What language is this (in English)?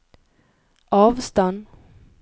Norwegian